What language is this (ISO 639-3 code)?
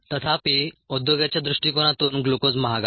mar